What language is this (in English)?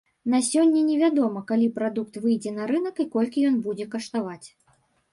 Belarusian